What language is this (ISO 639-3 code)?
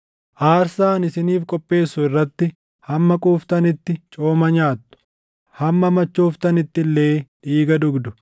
orm